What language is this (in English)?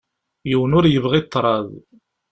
Kabyle